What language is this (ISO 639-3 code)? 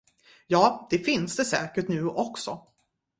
swe